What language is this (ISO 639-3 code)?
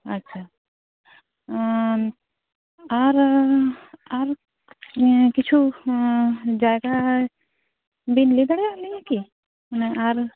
sat